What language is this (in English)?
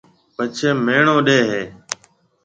Marwari (Pakistan)